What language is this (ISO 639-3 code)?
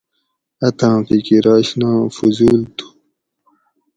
gwc